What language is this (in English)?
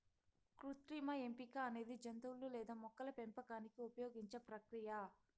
Telugu